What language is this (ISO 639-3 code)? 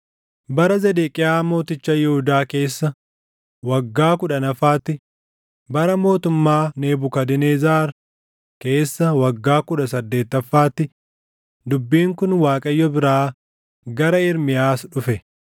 orm